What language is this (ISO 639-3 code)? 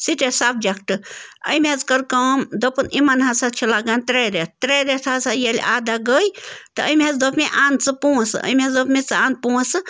kas